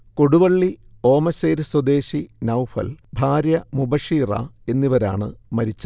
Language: Malayalam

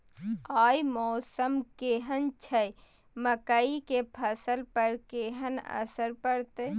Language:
Maithili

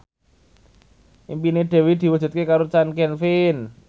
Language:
Javanese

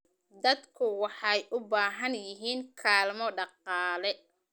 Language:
Somali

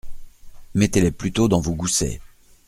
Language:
French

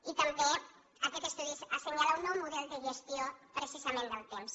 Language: Catalan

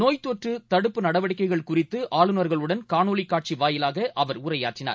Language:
Tamil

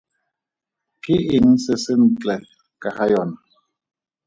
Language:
Tswana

